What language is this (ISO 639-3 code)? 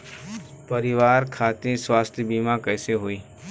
bho